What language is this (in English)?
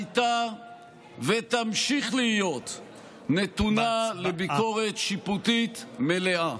Hebrew